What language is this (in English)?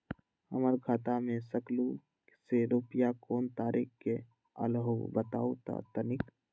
Magahi